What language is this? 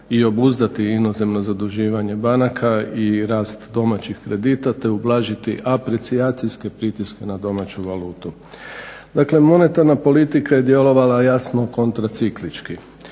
Croatian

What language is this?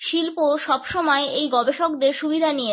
Bangla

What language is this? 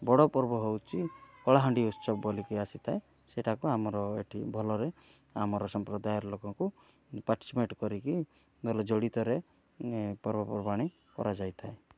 Odia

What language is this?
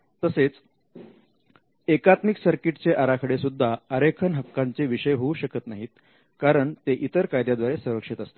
Marathi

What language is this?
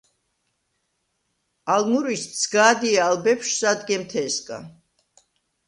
Svan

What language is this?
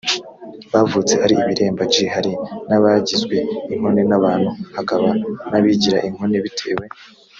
Kinyarwanda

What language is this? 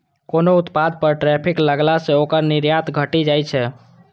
Maithili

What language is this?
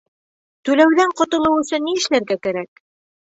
Bashkir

